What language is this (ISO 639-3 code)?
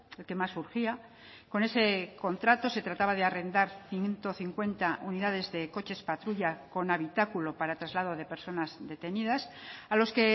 spa